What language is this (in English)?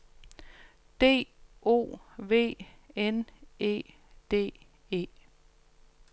Danish